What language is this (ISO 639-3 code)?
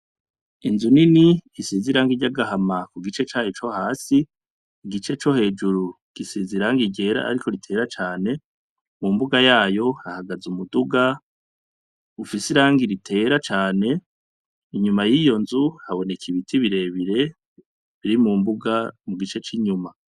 run